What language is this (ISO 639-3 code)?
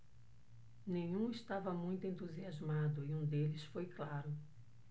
por